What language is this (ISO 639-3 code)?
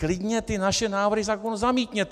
ces